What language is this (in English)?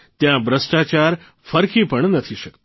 Gujarati